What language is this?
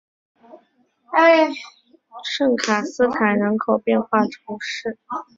Chinese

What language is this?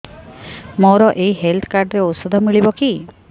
Odia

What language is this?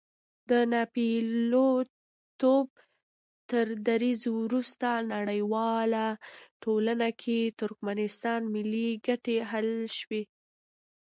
Pashto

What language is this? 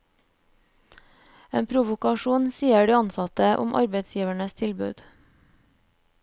Norwegian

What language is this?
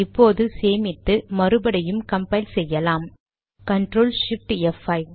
Tamil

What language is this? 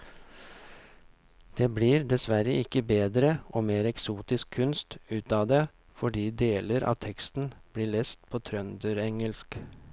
Norwegian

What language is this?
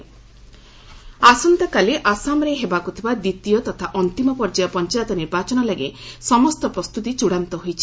Odia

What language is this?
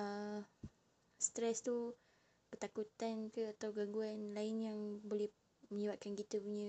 Malay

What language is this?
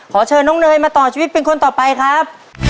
Thai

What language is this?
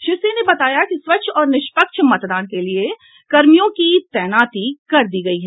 Hindi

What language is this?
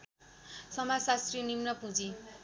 Nepali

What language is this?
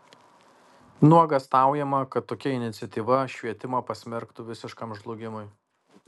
Lithuanian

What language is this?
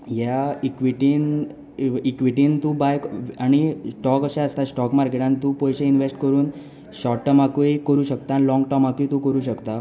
Konkani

